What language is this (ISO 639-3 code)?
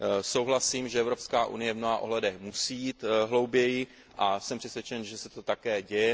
ces